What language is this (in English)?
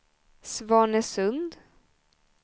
Swedish